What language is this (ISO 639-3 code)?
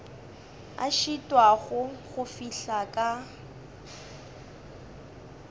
nso